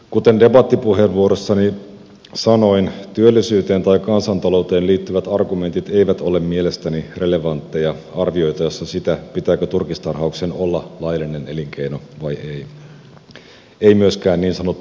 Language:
Finnish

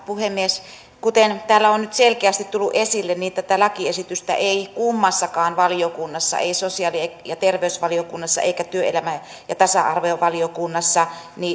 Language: Finnish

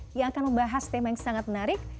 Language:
Indonesian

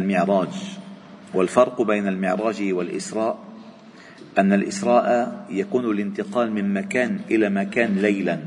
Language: Arabic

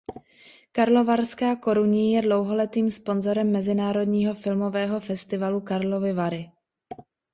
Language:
Czech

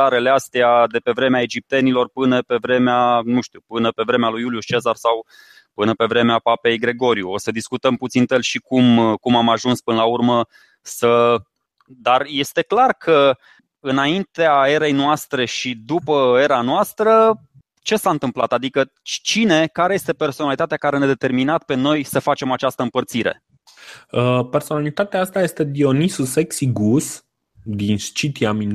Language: Romanian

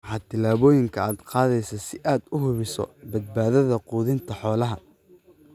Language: Somali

